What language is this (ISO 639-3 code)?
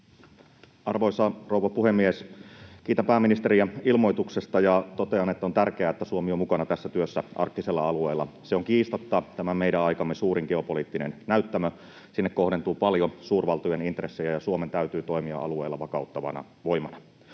fin